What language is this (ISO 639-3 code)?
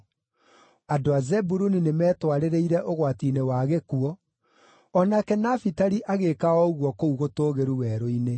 kik